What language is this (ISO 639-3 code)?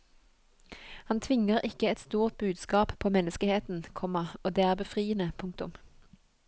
nor